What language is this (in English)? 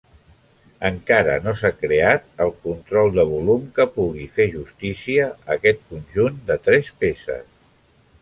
Catalan